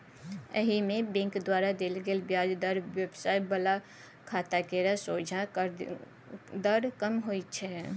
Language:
Maithili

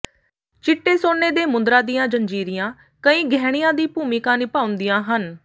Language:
Punjabi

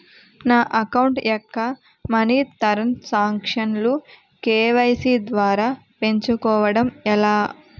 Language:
Telugu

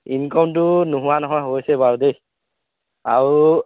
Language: Assamese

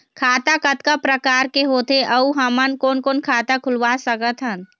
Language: Chhattisgarhi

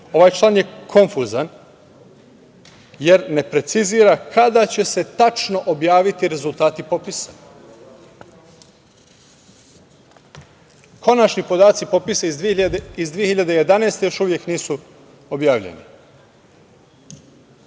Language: Serbian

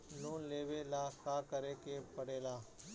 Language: Bhojpuri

